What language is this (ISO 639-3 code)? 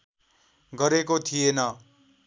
nep